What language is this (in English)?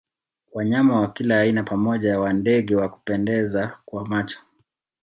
Swahili